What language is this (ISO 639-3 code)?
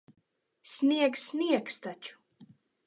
lav